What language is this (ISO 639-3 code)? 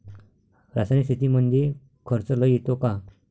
mar